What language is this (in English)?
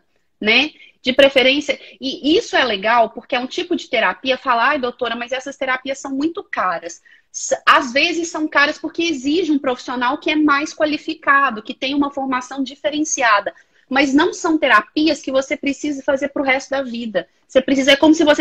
Portuguese